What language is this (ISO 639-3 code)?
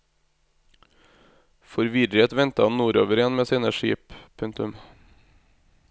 nor